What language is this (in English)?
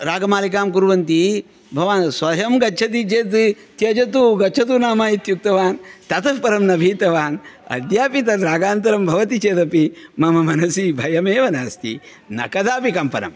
Sanskrit